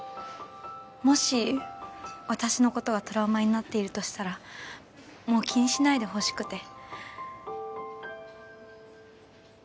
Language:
Japanese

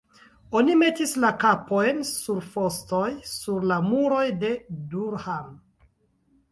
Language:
Esperanto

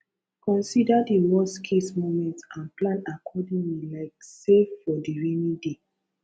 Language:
Nigerian Pidgin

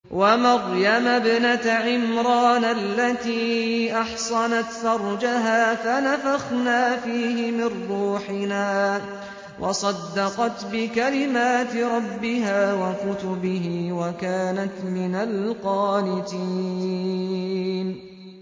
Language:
Arabic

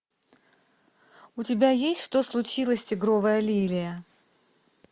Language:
Russian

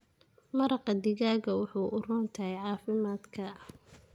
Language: Somali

